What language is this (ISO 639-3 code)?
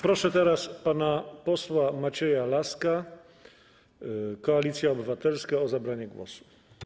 pol